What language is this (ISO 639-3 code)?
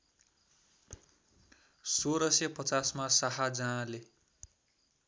nep